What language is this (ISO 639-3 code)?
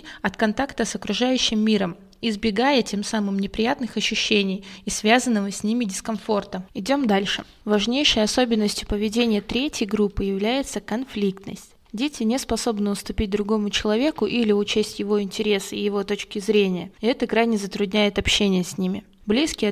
rus